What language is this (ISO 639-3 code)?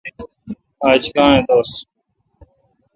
xka